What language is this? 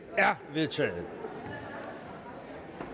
Danish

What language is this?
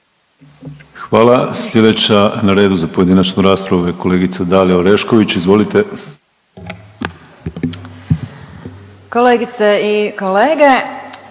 Croatian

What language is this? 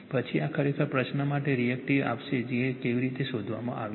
Gujarati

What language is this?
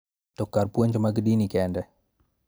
Luo (Kenya and Tanzania)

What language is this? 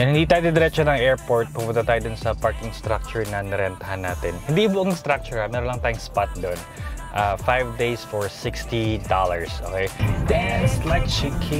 Filipino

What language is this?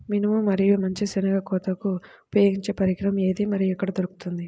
Telugu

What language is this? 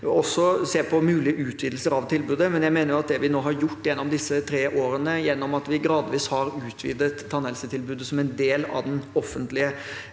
Norwegian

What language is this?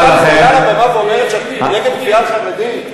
Hebrew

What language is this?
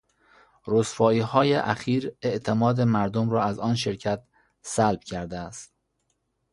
Persian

